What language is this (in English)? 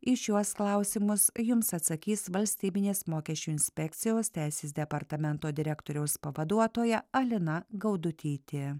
Lithuanian